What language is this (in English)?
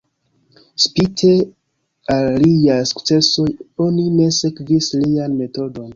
Esperanto